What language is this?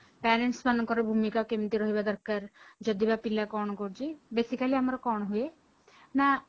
Odia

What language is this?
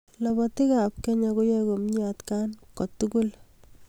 Kalenjin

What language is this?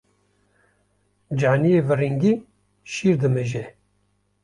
Kurdish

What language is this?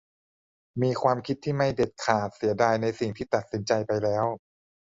Thai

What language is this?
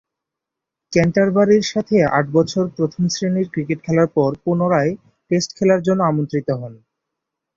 Bangla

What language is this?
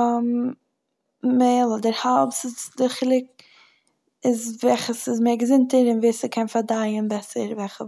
Yiddish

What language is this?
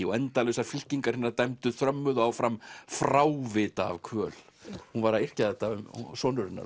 Icelandic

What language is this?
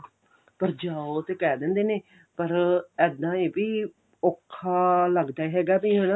Punjabi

